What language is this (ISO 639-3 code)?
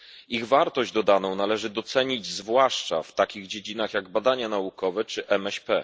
pol